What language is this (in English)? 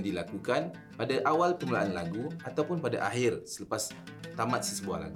Malay